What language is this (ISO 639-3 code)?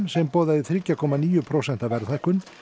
isl